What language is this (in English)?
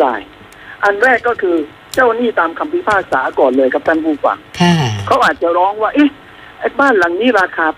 Thai